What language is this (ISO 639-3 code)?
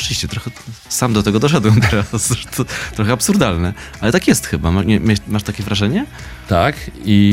pol